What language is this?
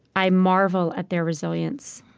English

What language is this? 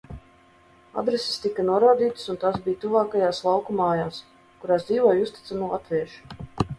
Latvian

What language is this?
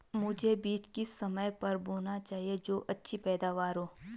Hindi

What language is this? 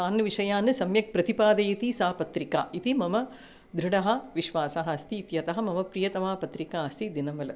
Sanskrit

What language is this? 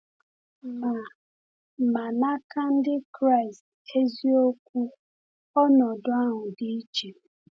Igbo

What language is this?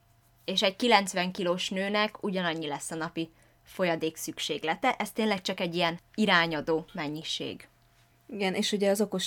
Hungarian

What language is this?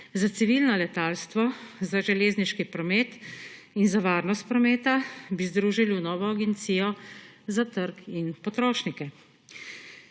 Slovenian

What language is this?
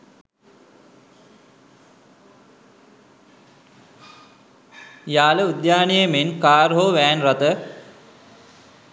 Sinhala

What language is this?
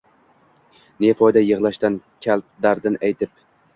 Uzbek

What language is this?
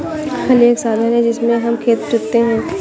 Hindi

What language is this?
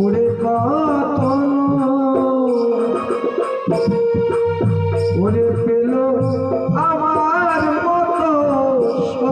Bangla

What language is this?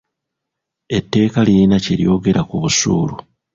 Ganda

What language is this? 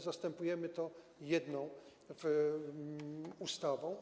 Polish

